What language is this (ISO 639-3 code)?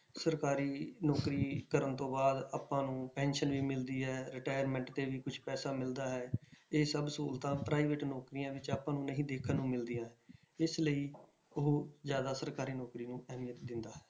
pan